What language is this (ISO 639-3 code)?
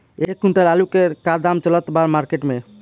bho